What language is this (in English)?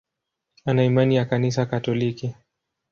Swahili